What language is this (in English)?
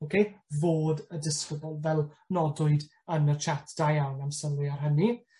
Welsh